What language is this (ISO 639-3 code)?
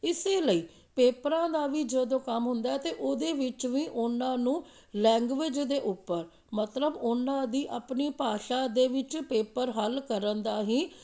pan